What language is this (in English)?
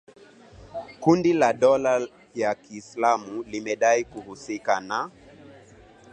Swahili